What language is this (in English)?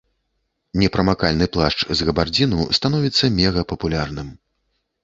Belarusian